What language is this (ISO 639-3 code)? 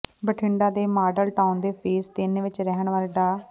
pan